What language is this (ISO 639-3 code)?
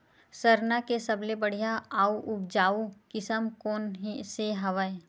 hne